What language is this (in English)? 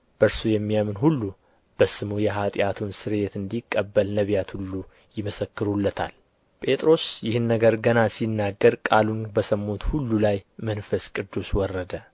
Amharic